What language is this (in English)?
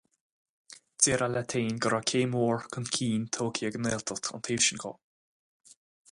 Irish